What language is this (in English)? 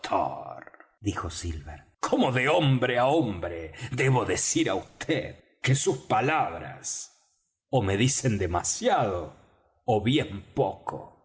Spanish